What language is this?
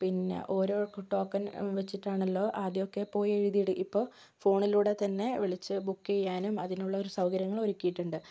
Malayalam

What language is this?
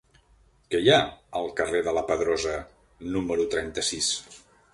Catalan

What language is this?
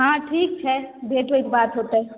Maithili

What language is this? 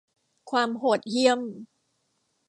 Thai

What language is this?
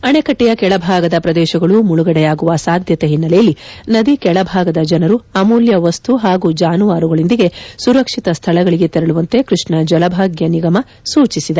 Kannada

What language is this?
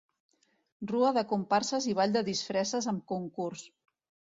Catalan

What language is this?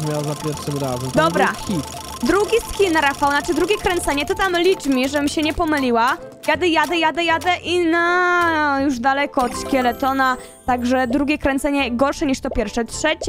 Polish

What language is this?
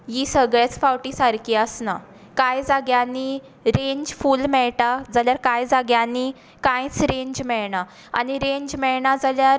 Konkani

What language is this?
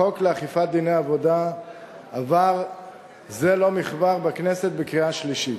Hebrew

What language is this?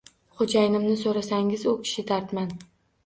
Uzbek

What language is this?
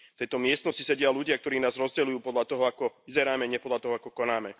Slovak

